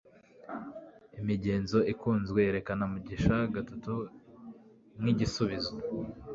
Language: Kinyarwanda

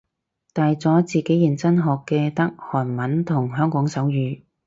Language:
Cantonese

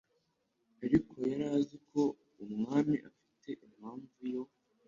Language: Kinyarwanda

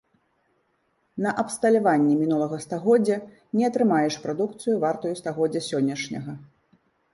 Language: Belarusian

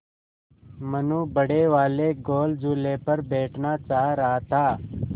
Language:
Hindi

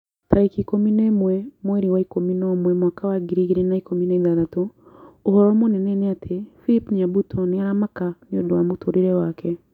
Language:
Kikuyu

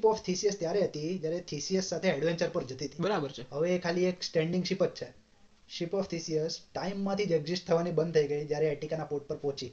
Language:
Gujarati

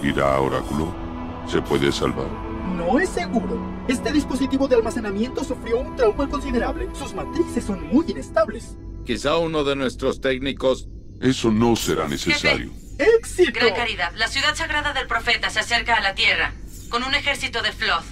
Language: Spanish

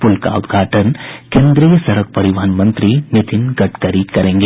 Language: Hindi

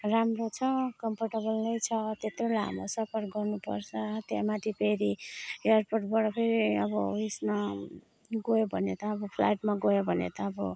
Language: Nepali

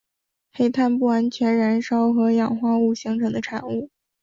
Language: Chinese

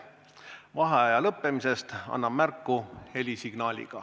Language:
Estonian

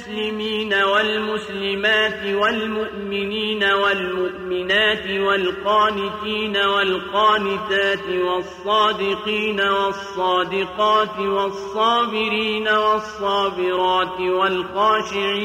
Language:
Arabic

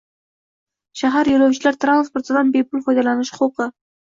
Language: Uzbek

